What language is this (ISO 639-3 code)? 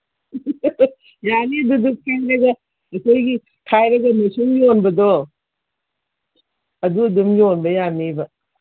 mni